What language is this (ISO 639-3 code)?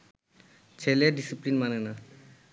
ben